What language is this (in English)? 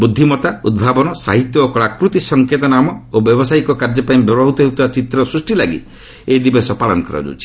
Odia